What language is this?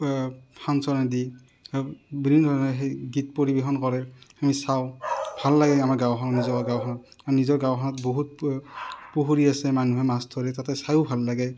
Assamese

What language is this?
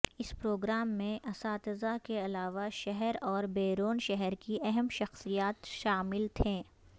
Urdu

